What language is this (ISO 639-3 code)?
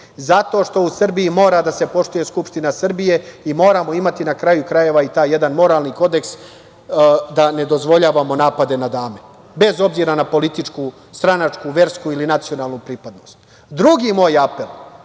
srp